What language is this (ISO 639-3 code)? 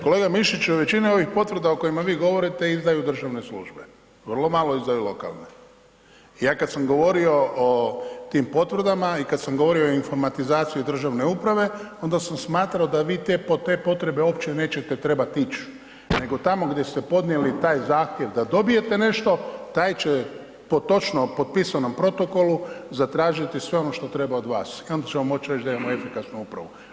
hrv